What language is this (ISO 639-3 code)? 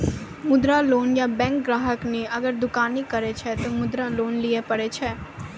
mai